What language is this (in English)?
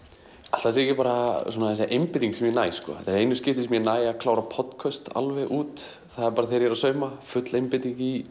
Icelandic